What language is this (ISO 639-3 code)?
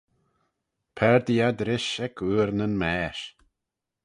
glv